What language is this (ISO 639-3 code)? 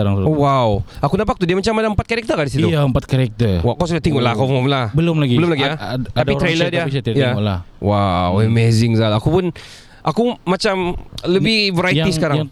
msa